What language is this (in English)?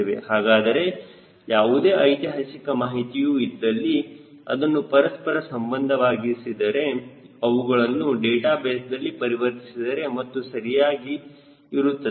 Kannada